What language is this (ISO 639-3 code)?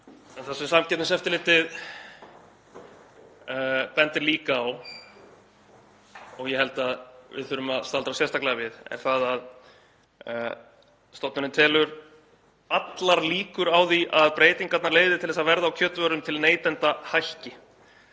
isl